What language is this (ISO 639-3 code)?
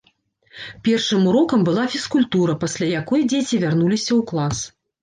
bel